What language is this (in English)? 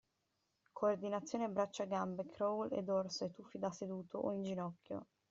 Italian